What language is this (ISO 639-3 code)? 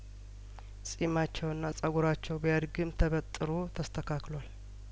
amh